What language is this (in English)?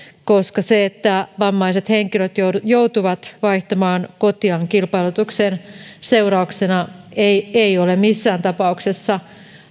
Finnish